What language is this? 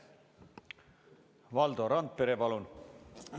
Estonian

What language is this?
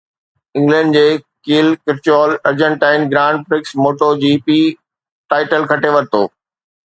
Sindhi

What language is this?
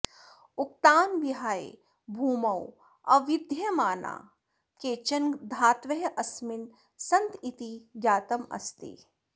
Sanskrit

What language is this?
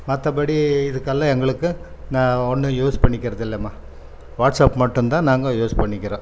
Tamil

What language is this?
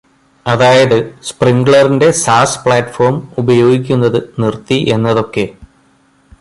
Malayalam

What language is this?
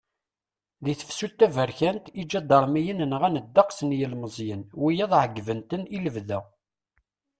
Kabyle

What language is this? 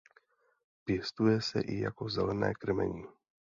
Czech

